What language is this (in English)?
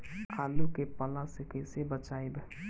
Bhojpuri